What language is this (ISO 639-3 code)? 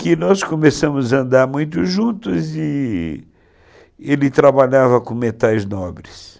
por